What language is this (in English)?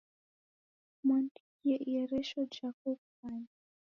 Taita